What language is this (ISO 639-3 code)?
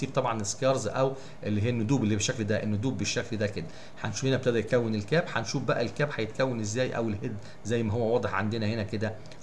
ara